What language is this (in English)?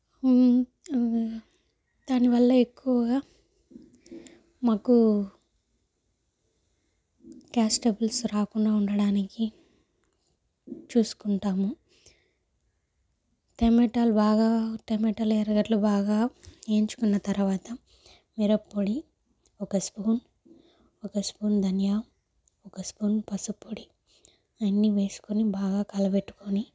Telugu